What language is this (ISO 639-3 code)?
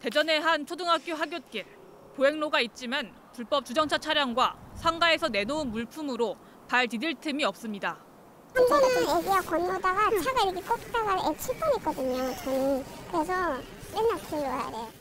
kor